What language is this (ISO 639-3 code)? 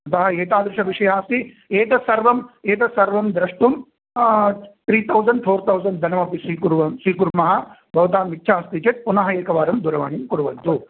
san